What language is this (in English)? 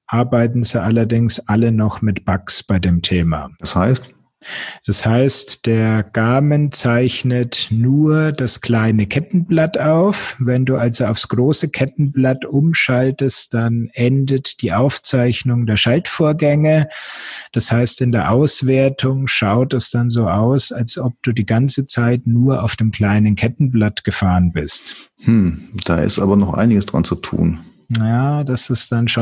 German